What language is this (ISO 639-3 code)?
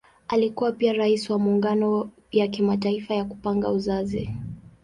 swa